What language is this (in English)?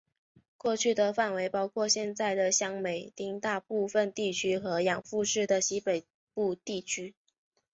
Chinese